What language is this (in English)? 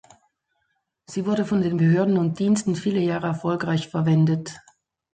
German